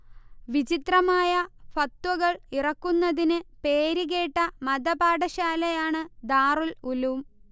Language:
Malayalam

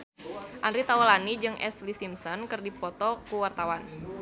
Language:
Sundanese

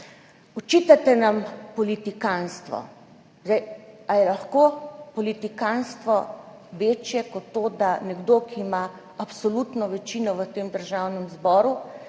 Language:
Slovenian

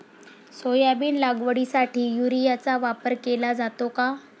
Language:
Marathi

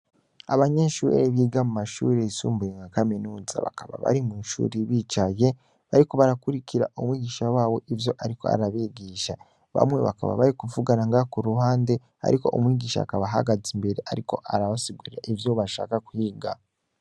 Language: Rundi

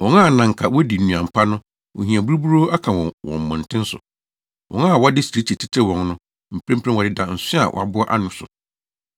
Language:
Akan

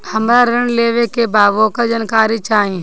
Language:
Bhojpuri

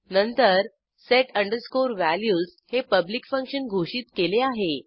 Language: Marathi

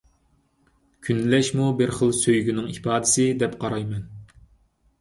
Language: Uyghur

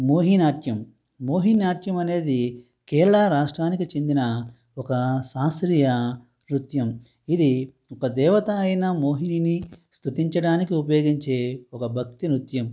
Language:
Telugu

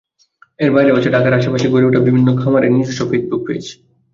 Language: Bangla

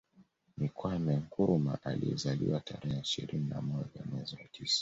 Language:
Swahili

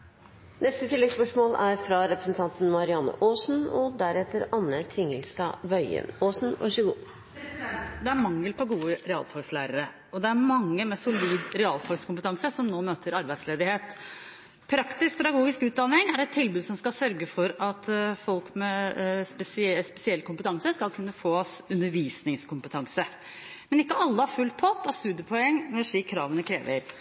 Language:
Norwegian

